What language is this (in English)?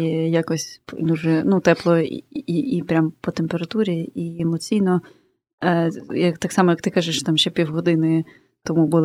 Ukrainian